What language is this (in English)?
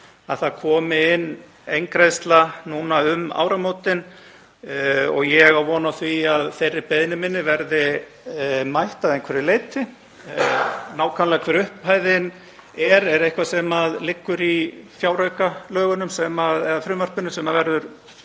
Icelandic